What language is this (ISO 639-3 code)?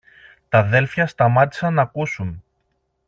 ell